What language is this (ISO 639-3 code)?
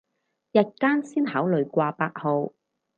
yue